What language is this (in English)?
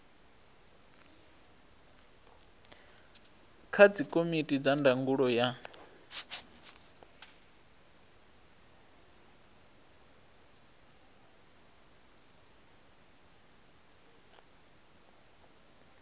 Venda